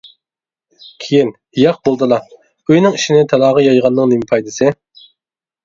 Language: Uyghur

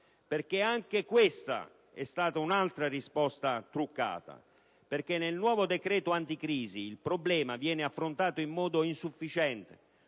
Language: Italian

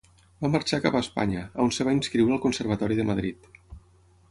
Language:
Catalan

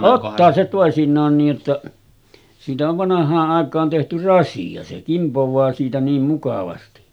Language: Finnish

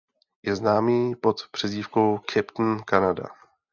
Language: Czech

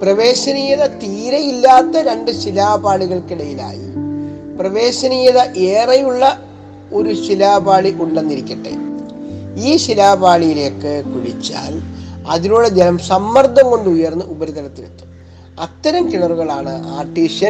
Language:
Malayalam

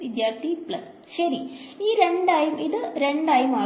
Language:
Malayalam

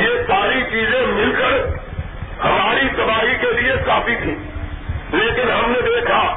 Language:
Urdu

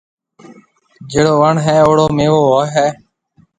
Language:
Marwari (Pakistan)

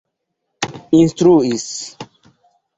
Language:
Esperanto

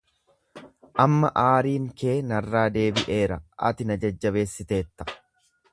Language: Oromo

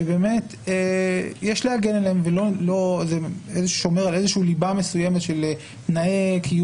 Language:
Hebrew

